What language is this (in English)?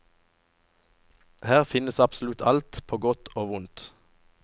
Norwegian